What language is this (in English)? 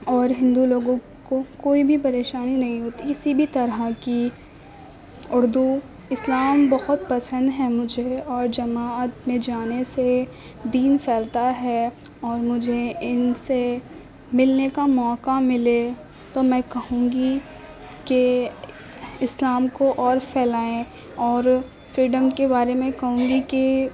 Urdu